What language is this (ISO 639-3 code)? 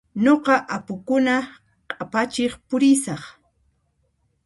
qxp